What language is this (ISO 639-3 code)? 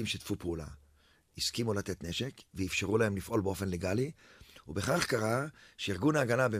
heb